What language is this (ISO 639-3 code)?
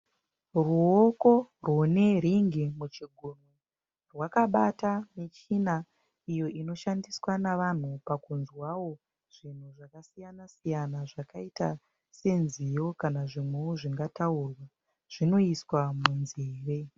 sna